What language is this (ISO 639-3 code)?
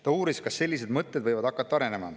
est